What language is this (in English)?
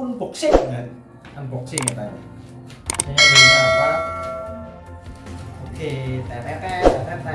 Indonesian